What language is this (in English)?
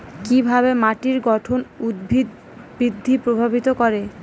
Bangla